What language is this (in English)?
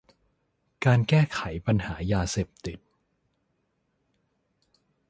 Thai